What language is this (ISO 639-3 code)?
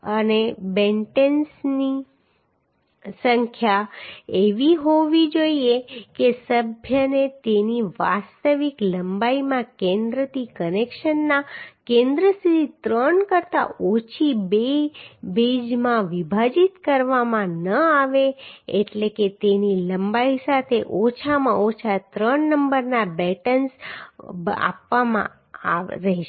guj